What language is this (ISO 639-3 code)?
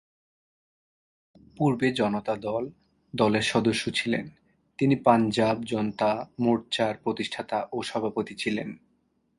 ben